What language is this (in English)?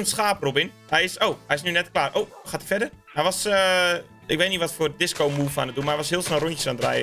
Dutch